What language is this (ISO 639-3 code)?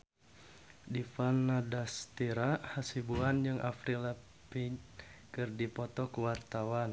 sun